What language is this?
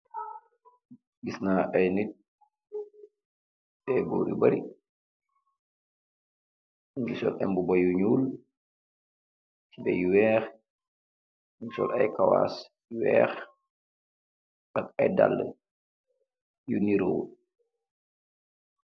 Wolof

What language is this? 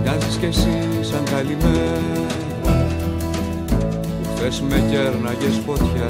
Greek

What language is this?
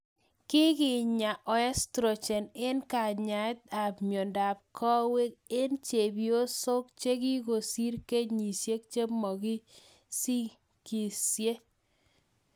Kalenjin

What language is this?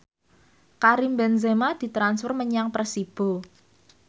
Javanese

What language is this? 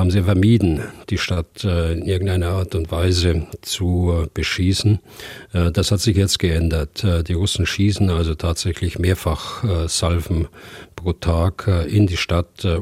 German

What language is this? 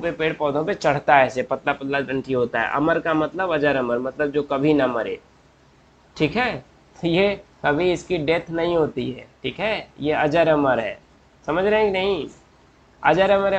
Hindi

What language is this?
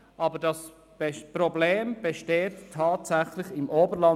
Swiss German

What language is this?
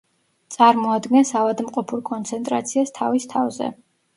Georgian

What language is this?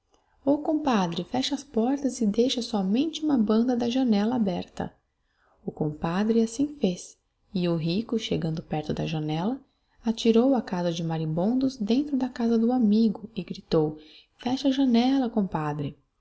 Portuguese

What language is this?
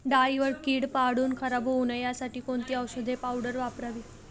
Marathi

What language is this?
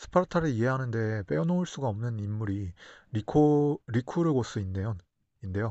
Korean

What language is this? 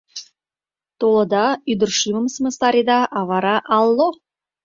Mari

